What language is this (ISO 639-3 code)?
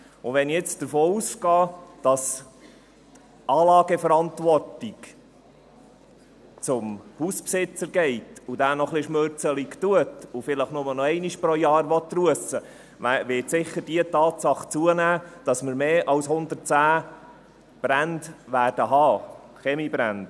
gsw